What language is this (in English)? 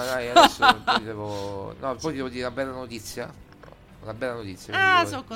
Italian